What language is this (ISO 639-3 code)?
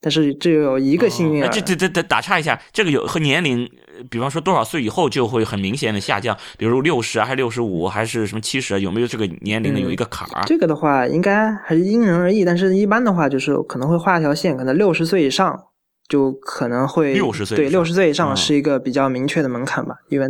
zho